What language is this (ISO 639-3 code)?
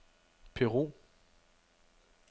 dan